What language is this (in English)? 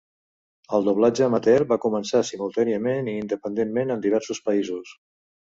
Catalan